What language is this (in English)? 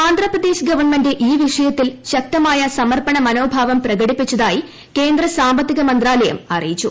Malayalam